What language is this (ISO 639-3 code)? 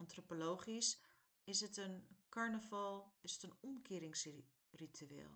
nld